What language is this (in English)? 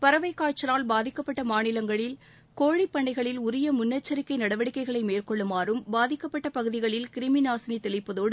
Tamil